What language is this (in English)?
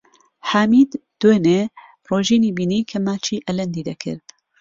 Central Kurdish